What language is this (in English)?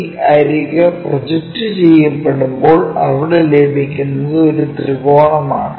Malayalam